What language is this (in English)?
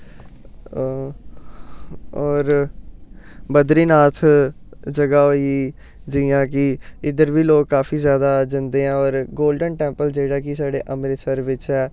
Dogri